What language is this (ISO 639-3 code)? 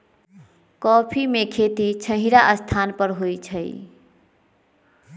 mag